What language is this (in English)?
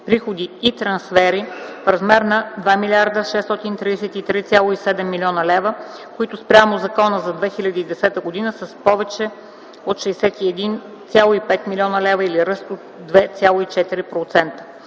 Bulgarian